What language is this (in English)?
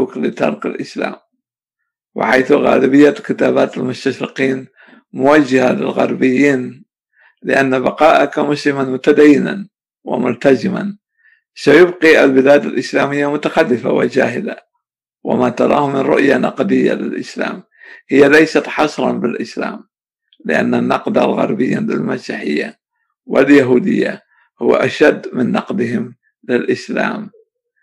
Arabic